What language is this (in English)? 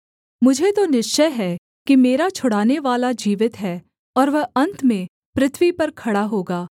Hindi